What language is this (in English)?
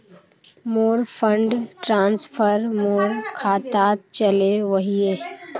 Magahi